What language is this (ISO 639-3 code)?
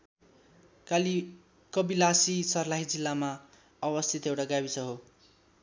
nep